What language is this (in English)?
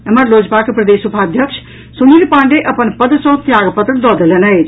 Maithili